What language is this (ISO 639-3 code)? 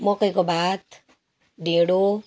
nep